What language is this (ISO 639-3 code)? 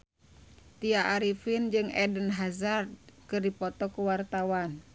sun